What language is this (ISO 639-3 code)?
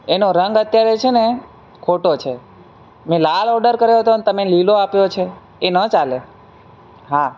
guj